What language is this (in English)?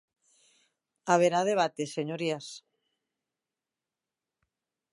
Galician